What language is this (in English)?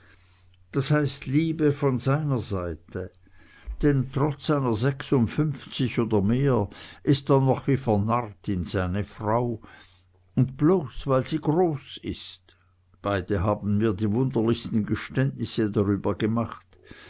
German